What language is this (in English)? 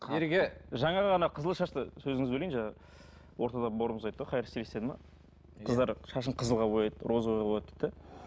Kazakh